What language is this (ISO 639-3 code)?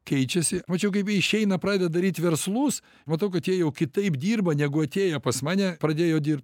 lit